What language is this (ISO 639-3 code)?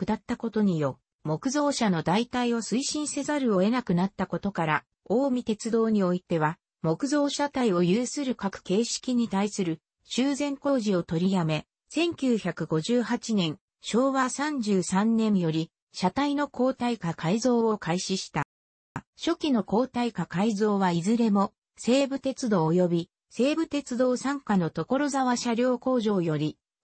jpn